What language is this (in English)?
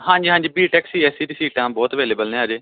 Punjabi